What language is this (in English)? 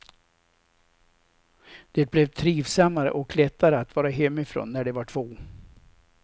Swedish